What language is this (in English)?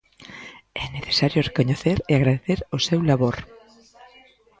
Galician